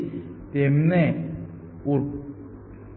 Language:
Gujarati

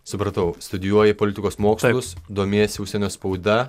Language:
Lithuanian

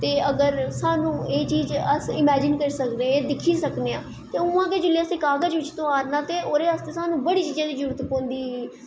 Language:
Dogri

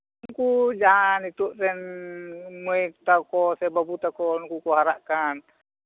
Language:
Santali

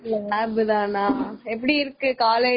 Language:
Tamil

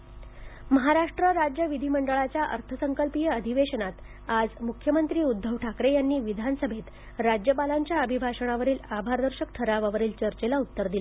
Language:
Marathi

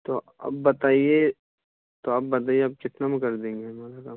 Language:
Urdu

